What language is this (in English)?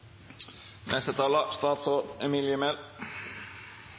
Norwegian Bokmål